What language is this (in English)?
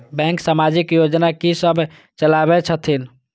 Maithili